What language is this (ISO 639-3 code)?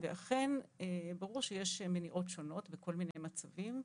heb